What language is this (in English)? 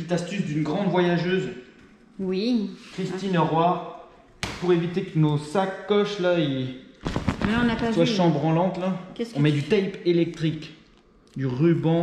French